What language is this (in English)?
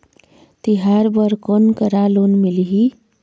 Chhattisgarhi